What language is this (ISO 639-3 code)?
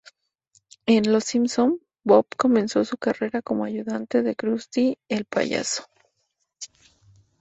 spa